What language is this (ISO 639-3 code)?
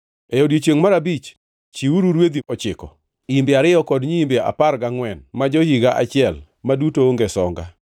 luo